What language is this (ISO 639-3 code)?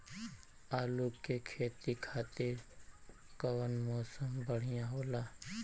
bho